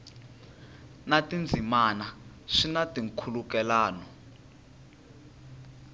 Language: Tsonga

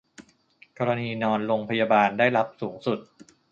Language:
Thai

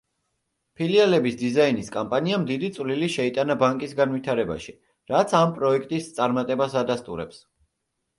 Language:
Georgian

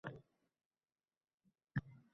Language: Uzbek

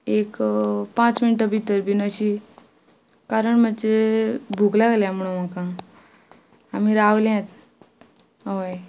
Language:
Konkani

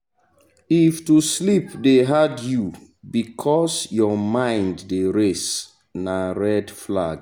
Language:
Nigerian Pidgin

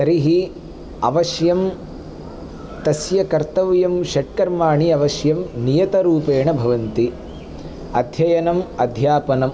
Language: Sanskrit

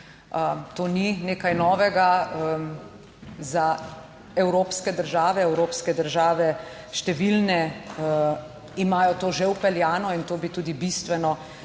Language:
Slovenian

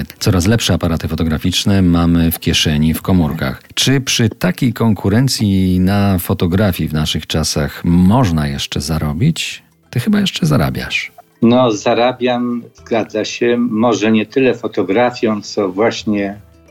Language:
Polish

